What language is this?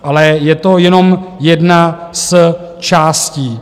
Czech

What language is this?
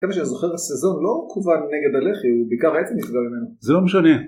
Hebrew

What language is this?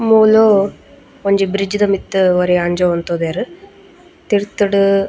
Tulu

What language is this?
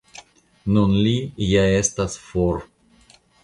Esperanto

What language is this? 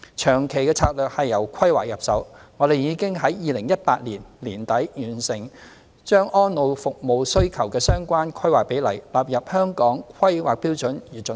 Cantonese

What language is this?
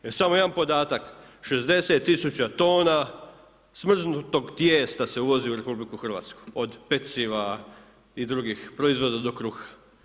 Croatian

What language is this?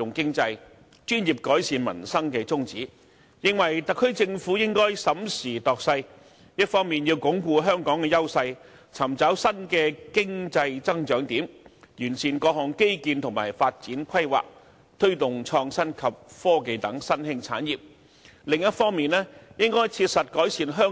Cantonese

